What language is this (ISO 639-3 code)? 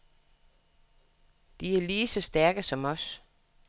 dan